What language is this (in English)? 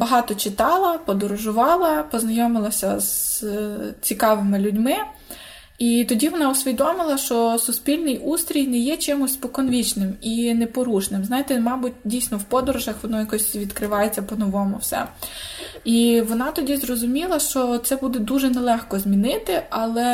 Ukrainian